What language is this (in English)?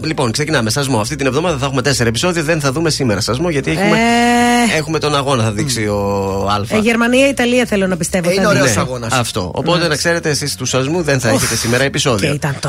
Greek